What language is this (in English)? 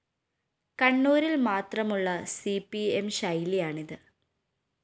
Malayalam